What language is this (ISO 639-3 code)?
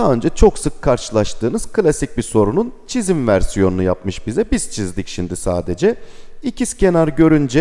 tur